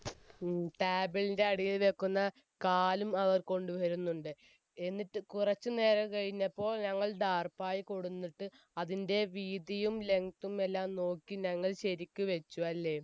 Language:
Malayalam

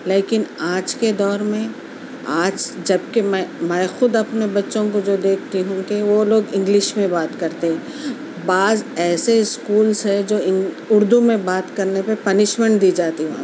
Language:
Urdu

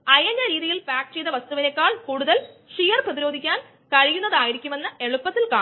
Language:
Malayalam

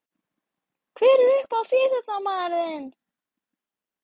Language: Icelandic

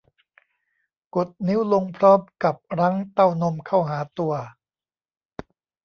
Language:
Thai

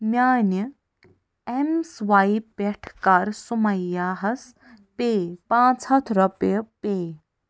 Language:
Kashmiri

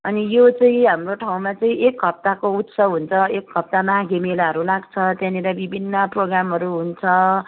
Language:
Nepali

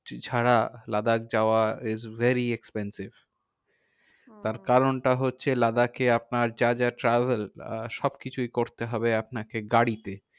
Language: Bangla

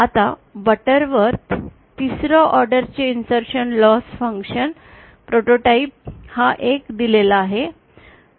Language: Marathi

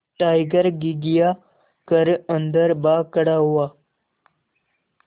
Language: Hindi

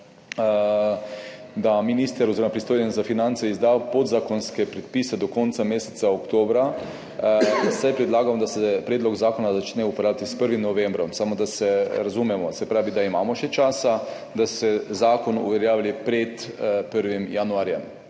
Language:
Slovenian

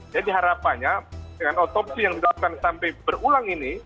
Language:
Indonesian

